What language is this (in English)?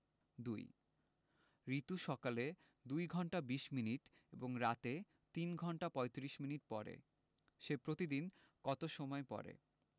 Bangla